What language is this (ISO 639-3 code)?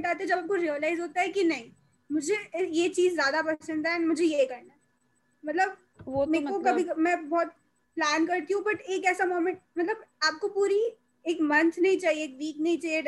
hin